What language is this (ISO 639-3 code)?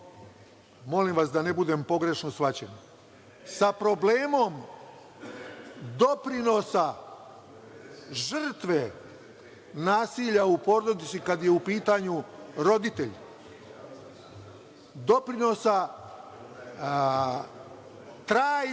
srp